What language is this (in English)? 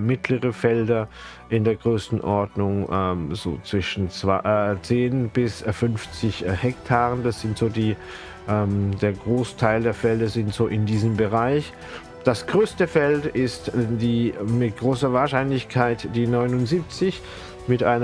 German